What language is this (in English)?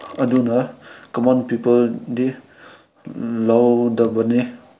Manipuri